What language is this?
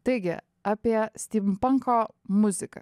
Lithuanian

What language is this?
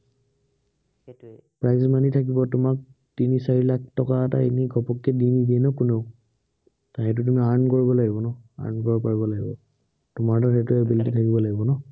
Assamese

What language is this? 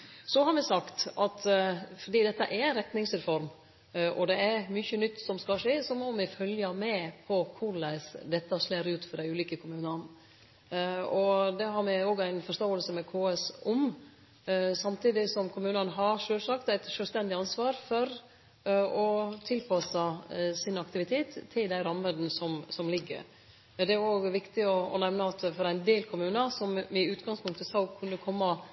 Norwegian Nynorsk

